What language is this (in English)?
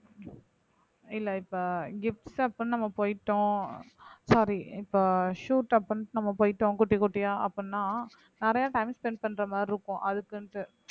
Tamil